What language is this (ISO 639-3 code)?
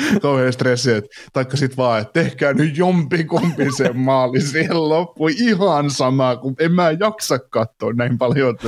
fin